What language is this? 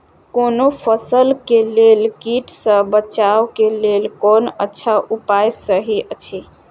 Maithili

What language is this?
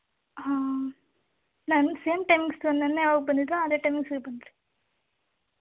Kannada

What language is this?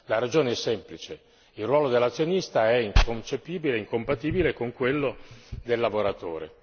Italian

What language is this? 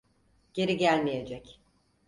Turkish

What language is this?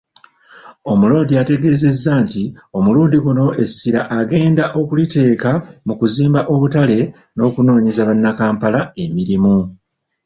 Ganda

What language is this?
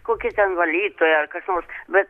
Lithuanian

